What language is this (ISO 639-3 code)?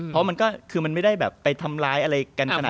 tha